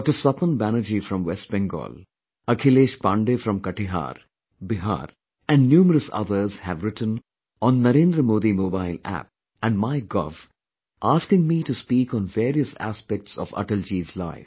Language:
English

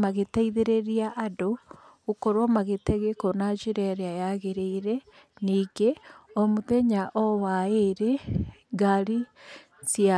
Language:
Kikuyu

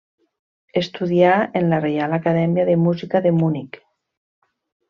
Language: Catalan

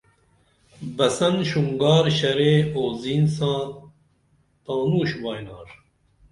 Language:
Dameli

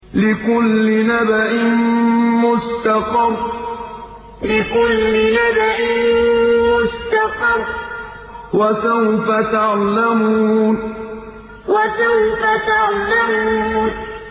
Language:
Arabic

